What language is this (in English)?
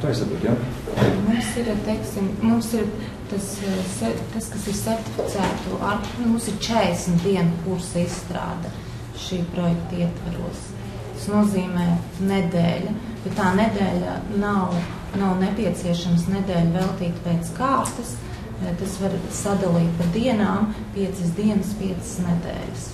Latvian